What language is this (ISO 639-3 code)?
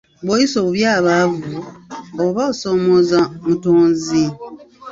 lug